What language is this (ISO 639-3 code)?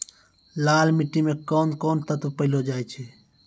mai